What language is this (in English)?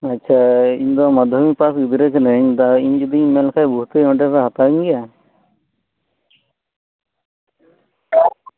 Santali